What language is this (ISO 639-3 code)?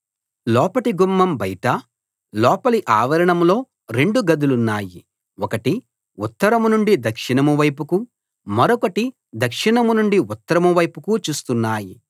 tel